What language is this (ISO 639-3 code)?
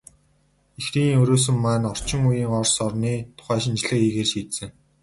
mon